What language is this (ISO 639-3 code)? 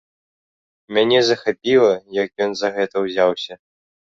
bel